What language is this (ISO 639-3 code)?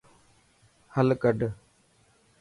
mki